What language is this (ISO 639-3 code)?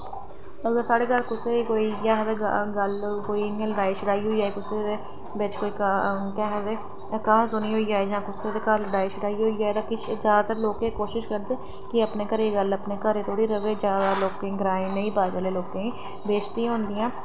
doi